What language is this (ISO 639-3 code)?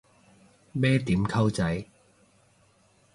yue